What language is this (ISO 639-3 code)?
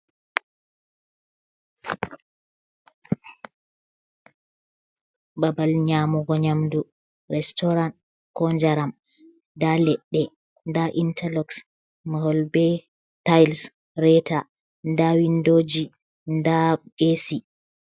ful